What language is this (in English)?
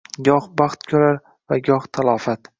Uzbek